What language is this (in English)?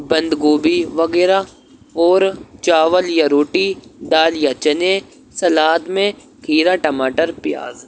Urdu